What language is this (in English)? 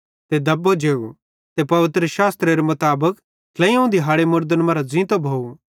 Bhadrawahi